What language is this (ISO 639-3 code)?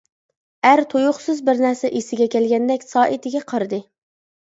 uig